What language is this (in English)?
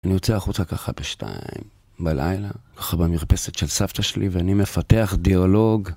Hebrew